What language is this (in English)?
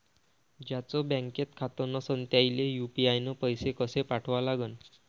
Marathi